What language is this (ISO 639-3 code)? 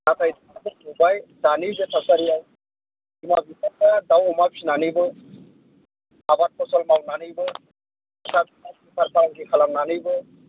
brx